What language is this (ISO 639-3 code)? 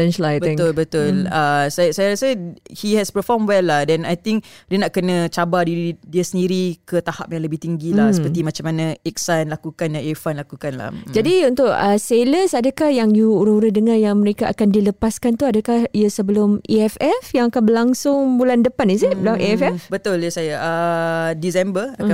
msa